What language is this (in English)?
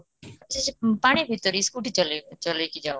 Odia